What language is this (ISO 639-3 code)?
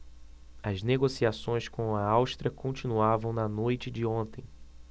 por